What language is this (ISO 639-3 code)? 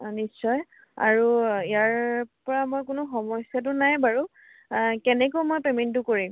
asm